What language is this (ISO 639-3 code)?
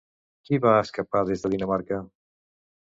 cat